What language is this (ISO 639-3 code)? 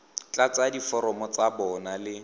tsn